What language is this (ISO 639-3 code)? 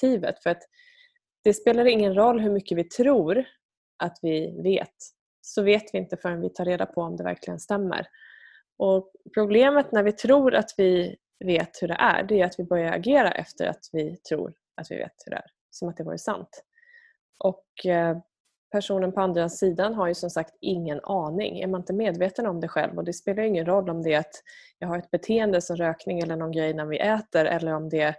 swe